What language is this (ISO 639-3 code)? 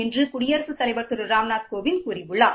tam